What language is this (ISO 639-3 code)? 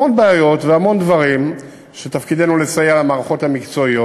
heb